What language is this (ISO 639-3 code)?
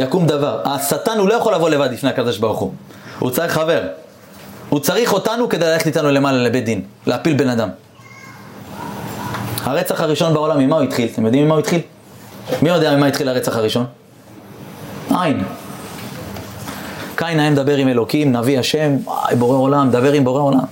heb